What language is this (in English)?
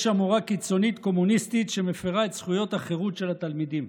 Hebrew